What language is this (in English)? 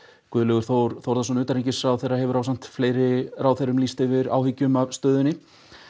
Icelandic